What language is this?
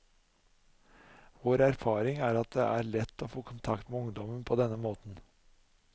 Norwegian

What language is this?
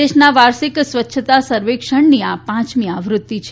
Gujarati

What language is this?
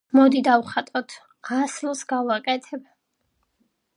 Georgian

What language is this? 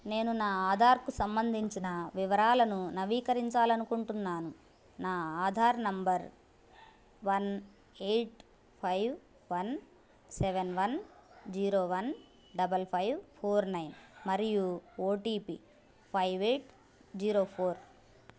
Telugu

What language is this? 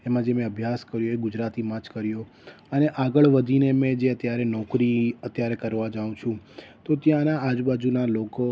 Gujarati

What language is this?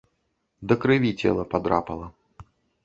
Belarusian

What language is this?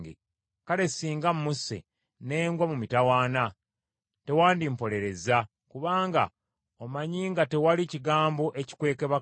Ganda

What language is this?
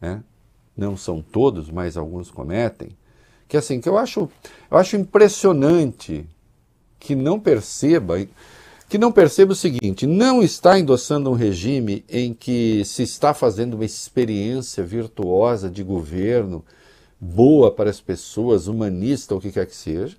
Portuguese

